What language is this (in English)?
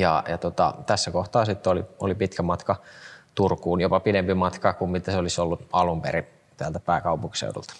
Finnish